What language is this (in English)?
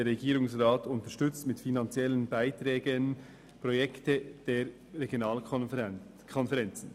Swiss German